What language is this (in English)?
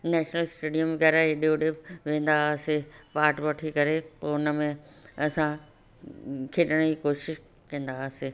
Sindhi